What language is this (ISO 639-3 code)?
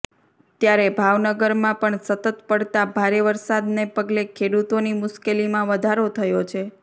guj